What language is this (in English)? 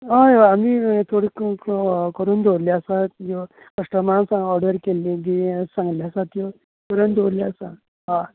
Konkani